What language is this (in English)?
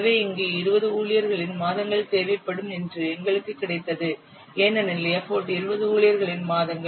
Tamil